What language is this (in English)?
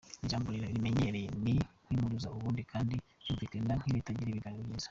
Kinyarwanda